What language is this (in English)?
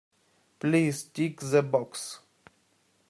English